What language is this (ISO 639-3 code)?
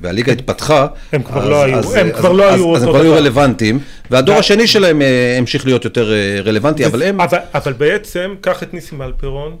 heb